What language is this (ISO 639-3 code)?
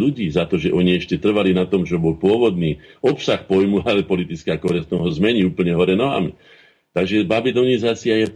slk